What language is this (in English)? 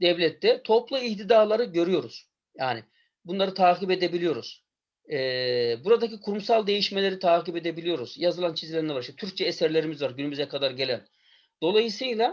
Turkish